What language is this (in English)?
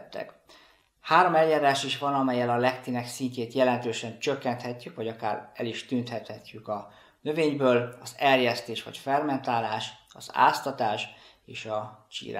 Hungarian